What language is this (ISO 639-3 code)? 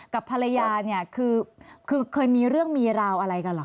tha